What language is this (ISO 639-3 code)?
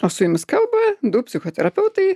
lit